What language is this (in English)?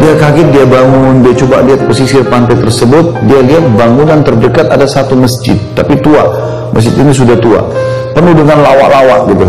Indonesian